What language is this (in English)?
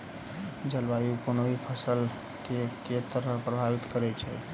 Maithili